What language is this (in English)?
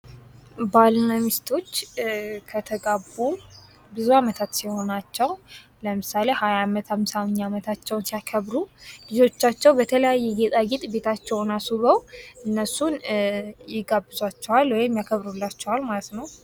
Amharic